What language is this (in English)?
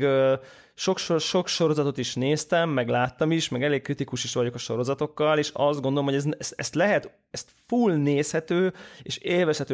Hungarian